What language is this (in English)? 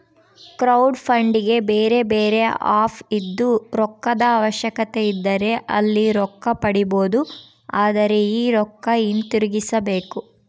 Kannada